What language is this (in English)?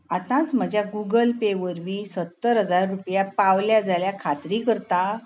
Konkani